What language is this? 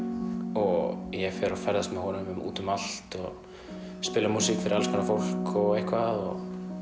Icelandic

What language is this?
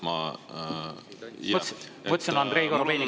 Estonian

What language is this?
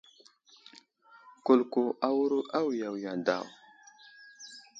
Wuzlam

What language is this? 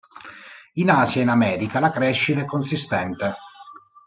Italian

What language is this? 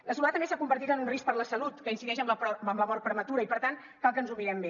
Catalan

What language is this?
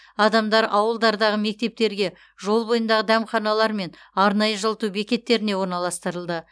Kazakh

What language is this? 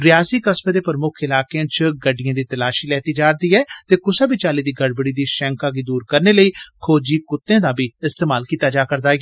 Dogri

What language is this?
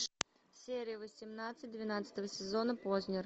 Russian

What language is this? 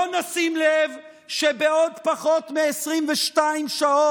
Hebrew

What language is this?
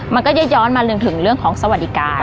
Thai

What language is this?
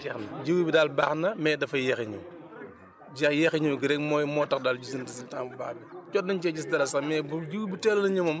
Wolof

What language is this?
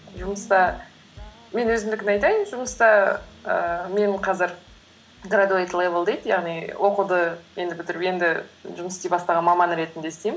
Kazakh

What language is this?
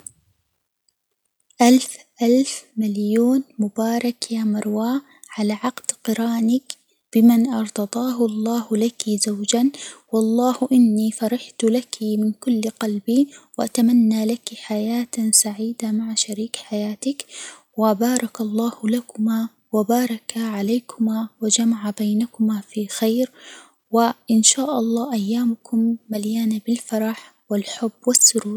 Hijazi Arabic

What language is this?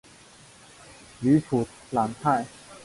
Chinese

